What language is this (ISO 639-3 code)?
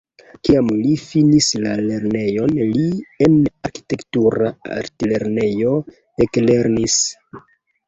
epo